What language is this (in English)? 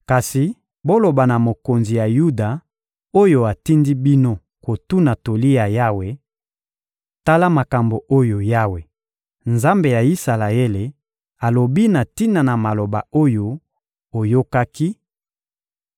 Lingala